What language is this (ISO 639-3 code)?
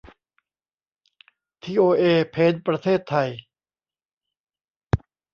tha